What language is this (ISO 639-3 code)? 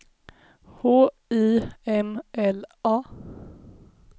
swe